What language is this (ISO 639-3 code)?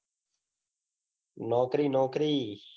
guj